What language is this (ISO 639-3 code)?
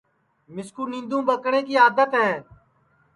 ssi